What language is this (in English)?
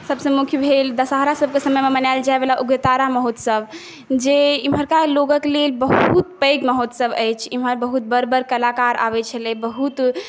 Maithili